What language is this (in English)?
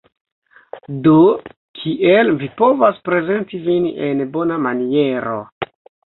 Esperanto